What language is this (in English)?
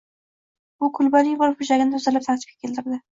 Uzbek